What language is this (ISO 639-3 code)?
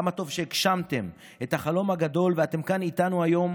heb